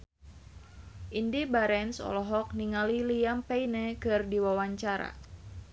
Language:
Sundanese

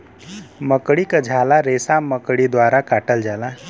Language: Bhojpuri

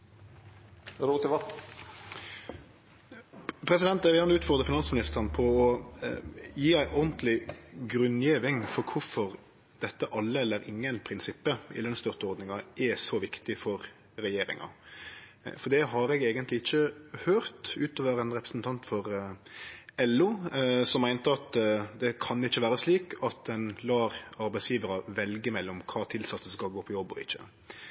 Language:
Norwegian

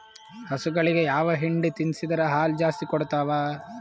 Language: Kannada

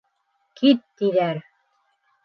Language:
Bashkir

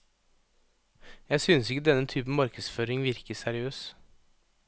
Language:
Norwegian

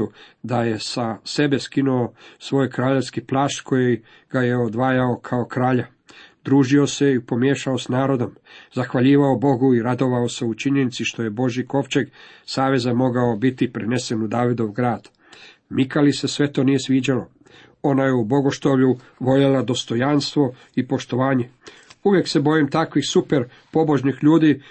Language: Croatian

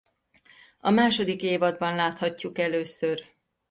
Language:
Hungarian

